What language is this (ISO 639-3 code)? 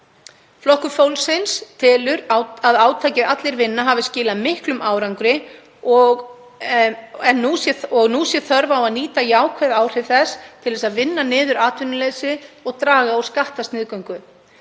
isl